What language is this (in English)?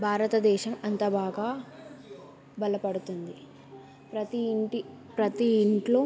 Telugu